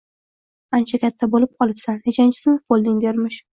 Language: Uzbek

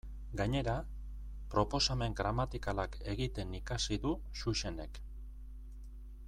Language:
Basque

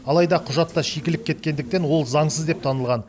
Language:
Kazakh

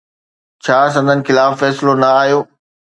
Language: Sindhi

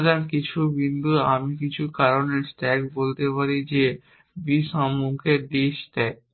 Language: Bangla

